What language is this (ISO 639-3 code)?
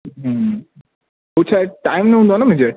snd